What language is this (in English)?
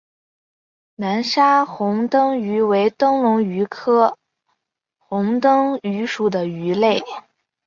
Chinese